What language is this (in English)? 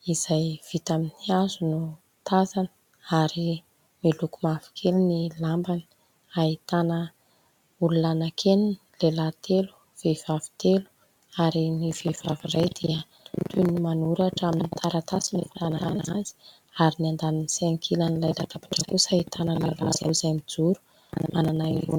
Malagasy